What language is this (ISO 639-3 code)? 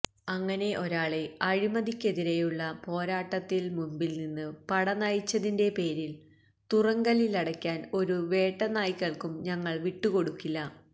mal